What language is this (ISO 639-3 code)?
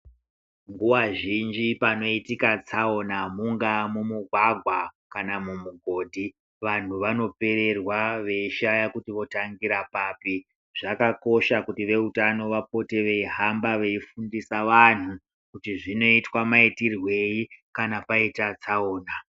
ndc